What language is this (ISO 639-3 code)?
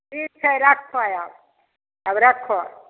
mai